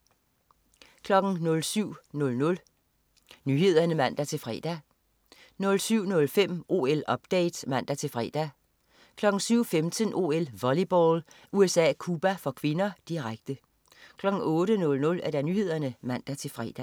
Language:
Danish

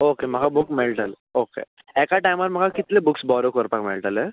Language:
Konkani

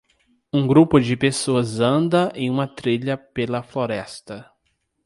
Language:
Portuguese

